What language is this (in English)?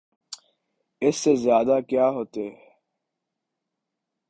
Urdu